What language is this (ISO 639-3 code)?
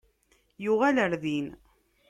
kab